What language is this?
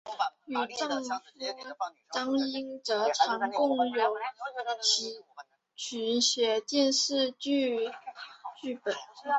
Chinese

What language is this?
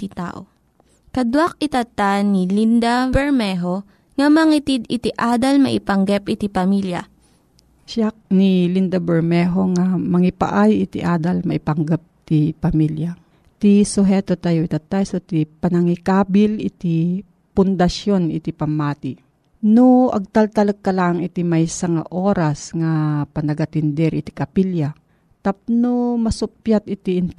Filipino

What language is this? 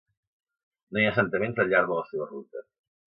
Catalan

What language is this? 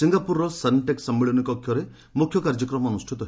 Odia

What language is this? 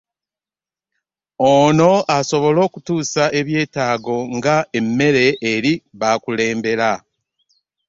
Ganda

